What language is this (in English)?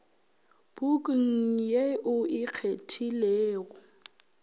Northern Sotho